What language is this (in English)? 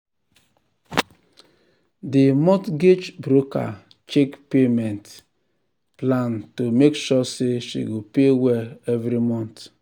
Nigerian Pidgin